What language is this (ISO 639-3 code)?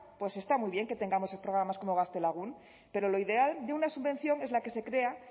spa